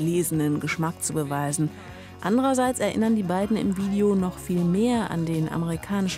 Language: German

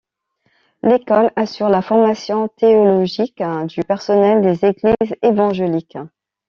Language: French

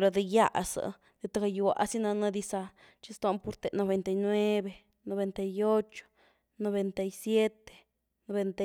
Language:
Güilá Zapotec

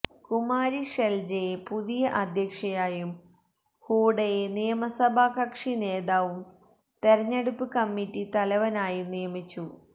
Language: Malayalam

